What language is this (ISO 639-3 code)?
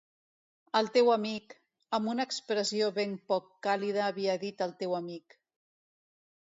cat